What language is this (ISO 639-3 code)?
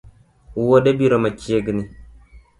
luo